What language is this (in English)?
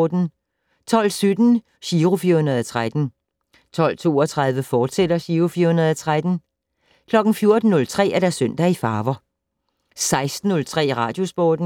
Danish